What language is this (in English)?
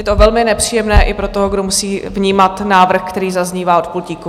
Czech